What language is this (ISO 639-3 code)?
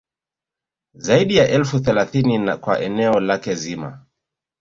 swa